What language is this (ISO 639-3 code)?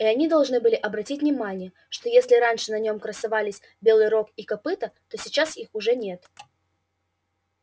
rus